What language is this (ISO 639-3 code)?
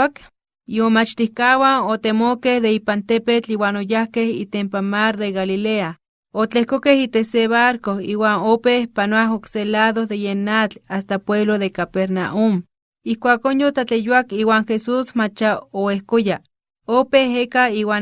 spa